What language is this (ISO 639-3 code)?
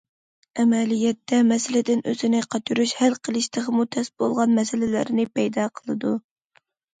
uig